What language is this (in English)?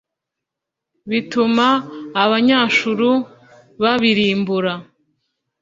Kinyarwanda